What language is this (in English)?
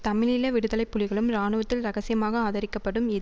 Tamil